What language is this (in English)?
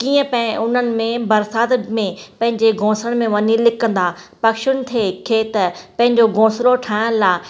Sindhi